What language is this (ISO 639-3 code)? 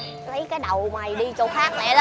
vie